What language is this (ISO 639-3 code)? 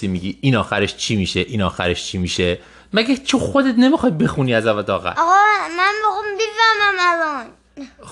fas